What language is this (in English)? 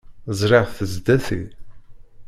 Kabyle